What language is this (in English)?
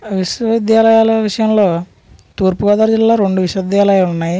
Telugu